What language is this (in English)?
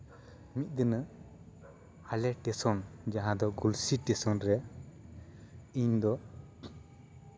Santali